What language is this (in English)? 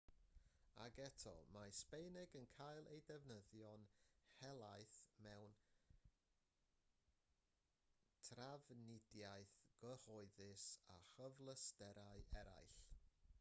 Welsh